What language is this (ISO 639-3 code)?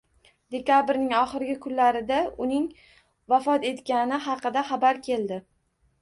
uzb